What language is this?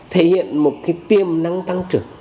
Vietnamese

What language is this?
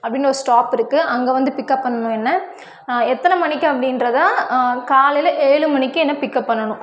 Tamil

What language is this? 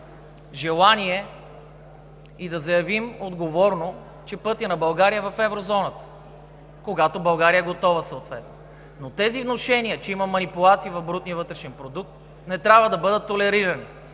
Bulgarian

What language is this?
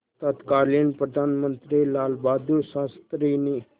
Hindi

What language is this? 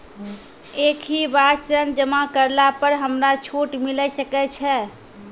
Maithili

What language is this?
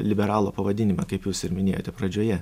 Lithuanian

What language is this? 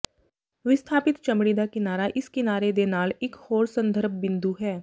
Punjabi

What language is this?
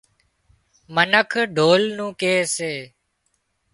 Wadiyara Koli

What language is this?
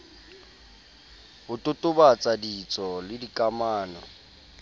Southern Sotho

